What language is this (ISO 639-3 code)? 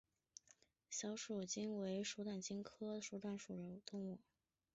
zho